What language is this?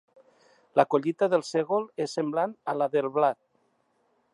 Catalan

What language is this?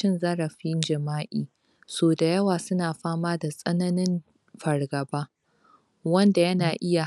Hausa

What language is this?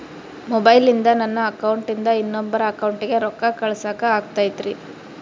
Kannada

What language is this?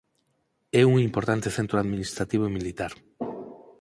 Galician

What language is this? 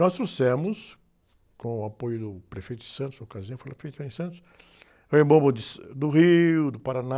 Portuguese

